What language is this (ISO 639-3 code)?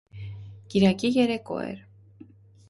hye